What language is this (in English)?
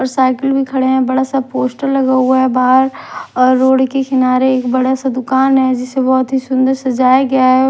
Hindi